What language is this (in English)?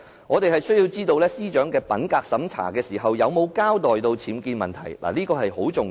Cantonese